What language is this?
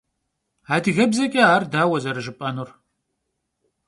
Kabardian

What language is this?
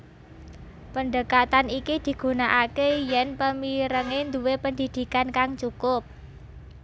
Javanese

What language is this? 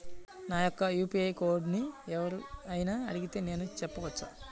Telugu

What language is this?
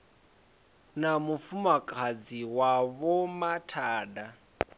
Venda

